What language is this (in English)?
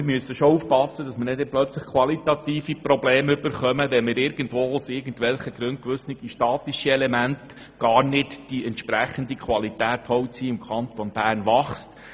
Swiss German